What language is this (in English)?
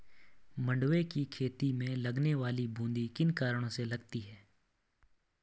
Hindi